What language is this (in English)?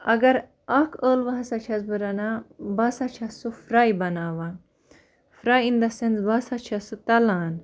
Kashmiri